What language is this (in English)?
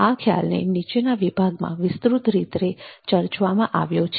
Gujarati